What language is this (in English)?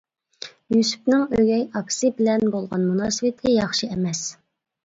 Uyghur